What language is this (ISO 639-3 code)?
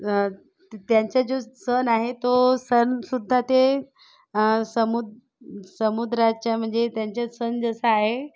mar